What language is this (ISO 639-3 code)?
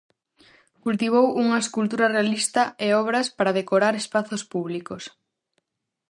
glg